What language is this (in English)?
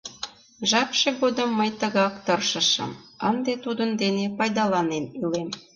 Mari